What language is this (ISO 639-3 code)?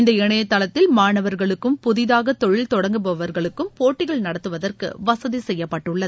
tam